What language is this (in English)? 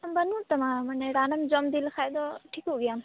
Santali